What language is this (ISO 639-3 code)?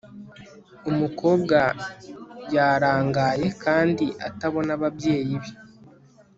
kin